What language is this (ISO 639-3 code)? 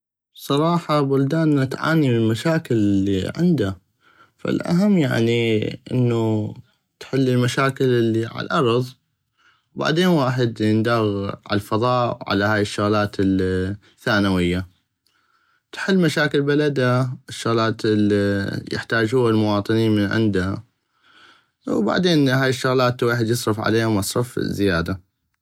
ayp